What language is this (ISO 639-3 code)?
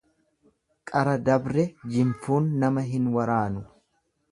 orm